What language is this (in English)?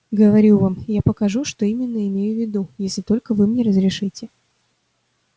Russian